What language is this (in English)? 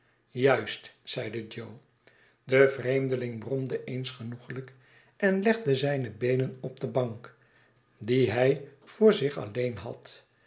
Dutch